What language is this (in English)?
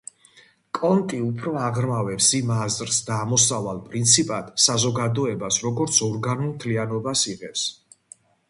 Georgian